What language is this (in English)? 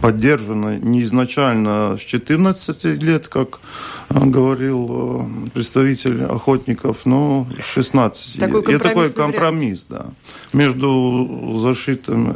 Russian